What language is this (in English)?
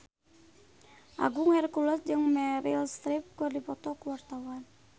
Sundanese